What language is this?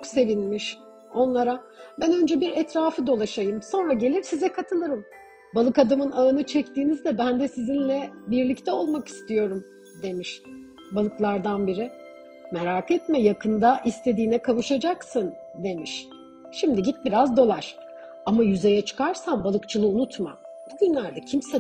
Turkish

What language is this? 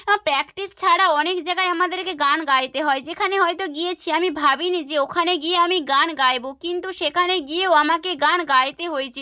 Bangla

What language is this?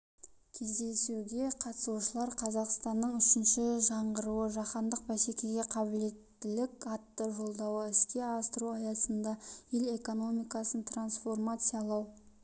Kazakh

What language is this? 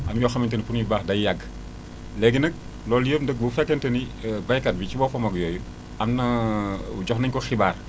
Wolof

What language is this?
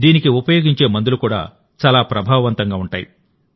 Telugu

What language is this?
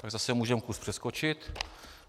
Czech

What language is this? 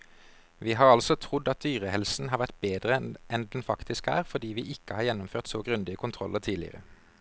Norwegian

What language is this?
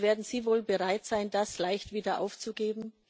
German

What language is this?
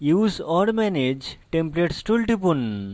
Bangla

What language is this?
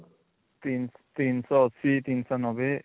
Odia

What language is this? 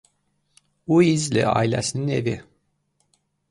Azerbaijani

